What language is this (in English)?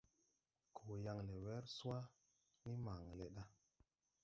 Tupuri